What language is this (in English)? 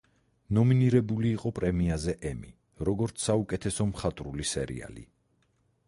Georgian